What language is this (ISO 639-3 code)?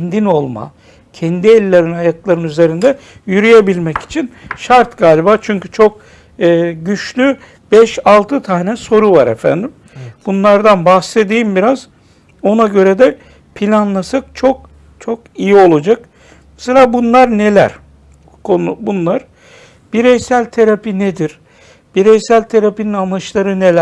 tur